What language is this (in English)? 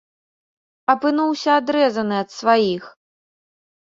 Belarusian